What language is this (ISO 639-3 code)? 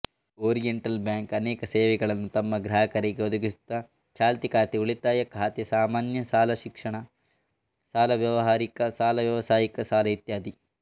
kan